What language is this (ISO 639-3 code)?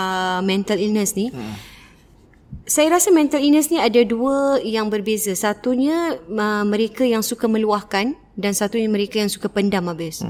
msa